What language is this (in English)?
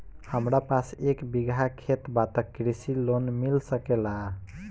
Bhojpuri